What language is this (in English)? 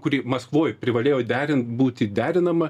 Lithuanian